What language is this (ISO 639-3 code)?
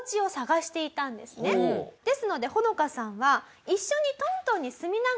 jpn